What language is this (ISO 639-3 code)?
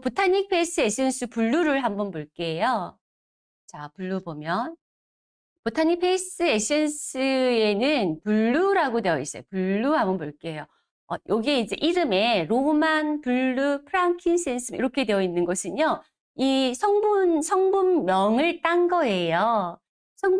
kor